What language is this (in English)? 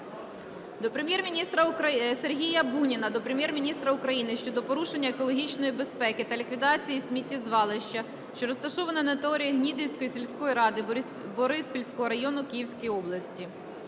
Ukrainian